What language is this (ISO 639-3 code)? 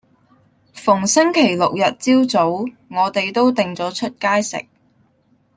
yue